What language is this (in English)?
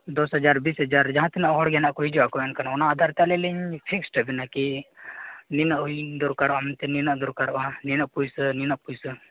Santali